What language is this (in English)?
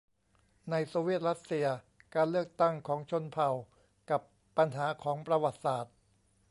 Thai